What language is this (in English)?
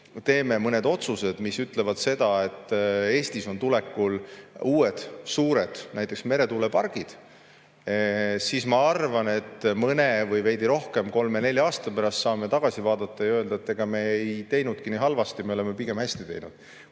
Estonian